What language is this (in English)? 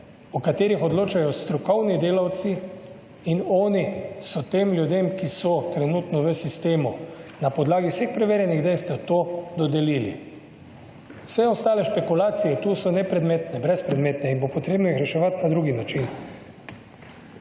Slovenian